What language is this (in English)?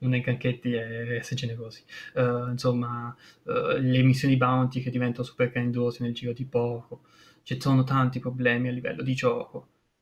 Italian